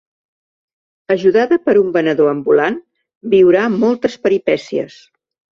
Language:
Catalan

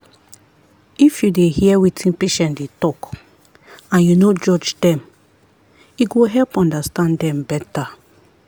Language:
Nigerian Pidgin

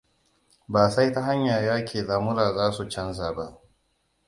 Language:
Hausa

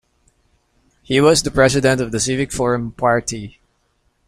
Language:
English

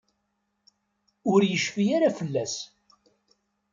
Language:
Kabyle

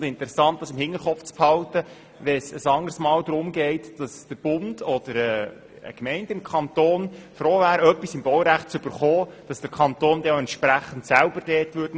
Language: Swiss German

